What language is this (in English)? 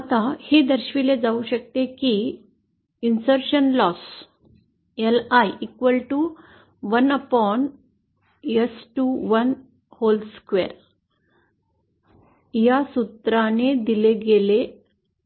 Marathi